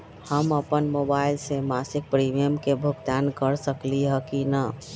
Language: Magahi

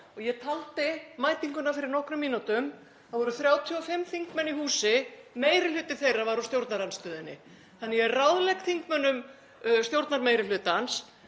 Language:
Icelandic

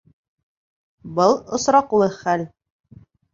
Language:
Bashkir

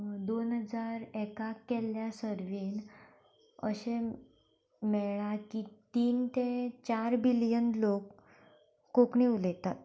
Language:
Konkani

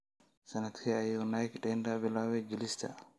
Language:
Somali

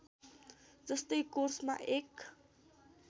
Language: Nepali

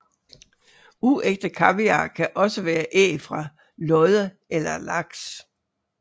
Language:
Danish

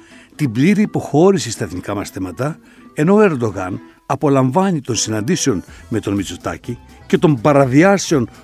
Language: Greek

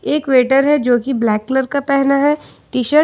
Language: Hindi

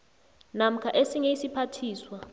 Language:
South Ndebele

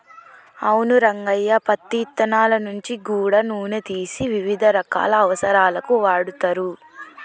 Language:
Telugu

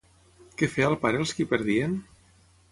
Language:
Catalan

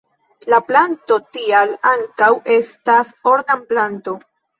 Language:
Esperanto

